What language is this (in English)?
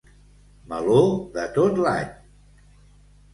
Catalan